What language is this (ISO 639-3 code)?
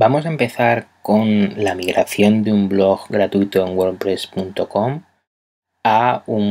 spa